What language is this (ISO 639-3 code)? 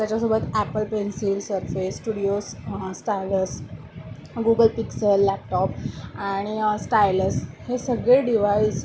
mar